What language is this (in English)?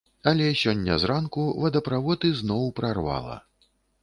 Belarusian